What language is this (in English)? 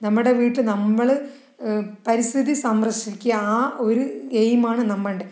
Malayalam